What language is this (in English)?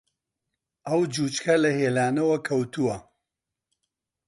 Central Kurdish